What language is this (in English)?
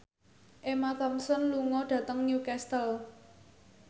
Javanese